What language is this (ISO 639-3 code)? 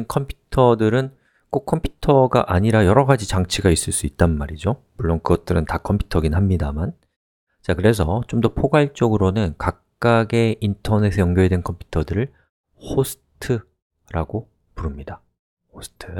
kor